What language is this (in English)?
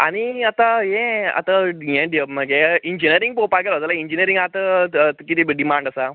Konkani